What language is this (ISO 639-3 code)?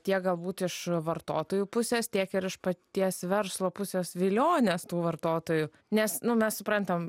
lit